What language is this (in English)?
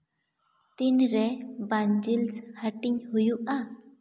Santali